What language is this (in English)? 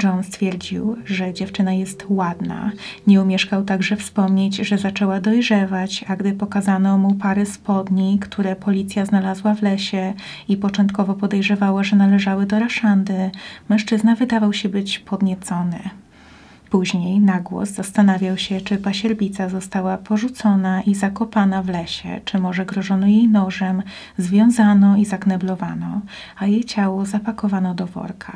Polish